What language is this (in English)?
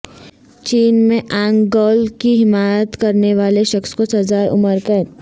Urdu